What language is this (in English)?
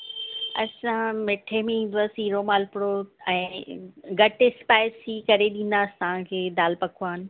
Sindhi